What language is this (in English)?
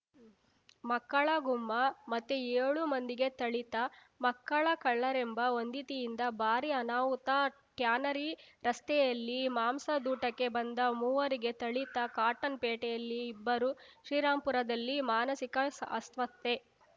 Kannada